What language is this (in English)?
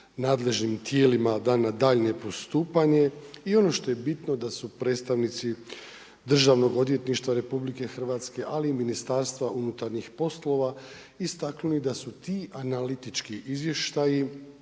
Croatian